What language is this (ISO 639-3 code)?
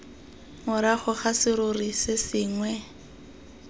tsn